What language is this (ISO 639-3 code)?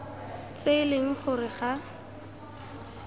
tsn